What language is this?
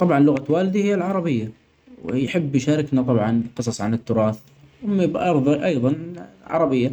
Omani Arabic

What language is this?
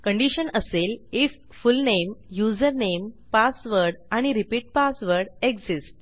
Marathi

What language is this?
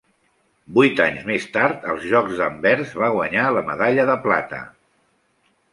Catalan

